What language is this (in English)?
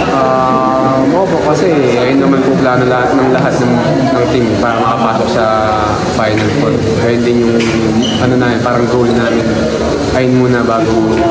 Filipino